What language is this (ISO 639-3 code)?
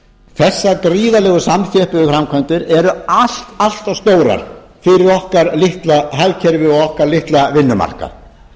isl